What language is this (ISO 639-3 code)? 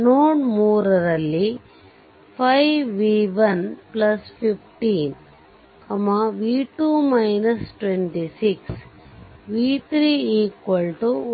kan